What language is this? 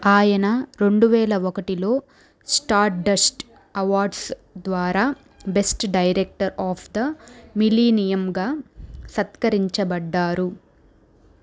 Telugu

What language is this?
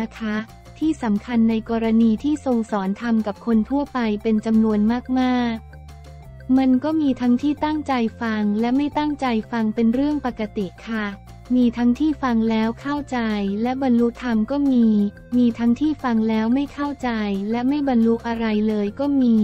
Thai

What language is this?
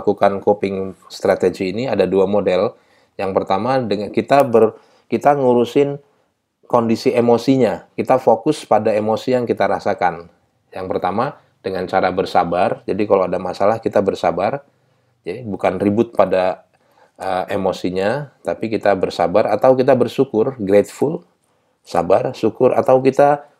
Indonesian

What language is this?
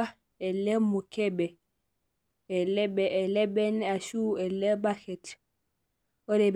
Masai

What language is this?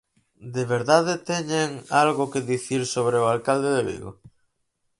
Galician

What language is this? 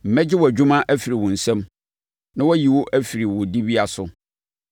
Akan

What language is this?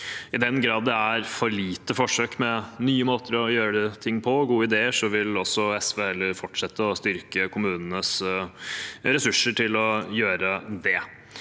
Norwegian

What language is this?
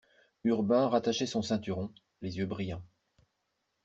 French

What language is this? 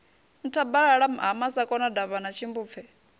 Venda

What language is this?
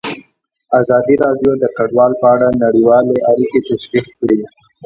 Pashto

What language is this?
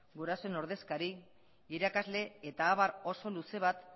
Basque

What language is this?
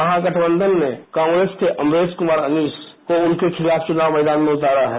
Hindi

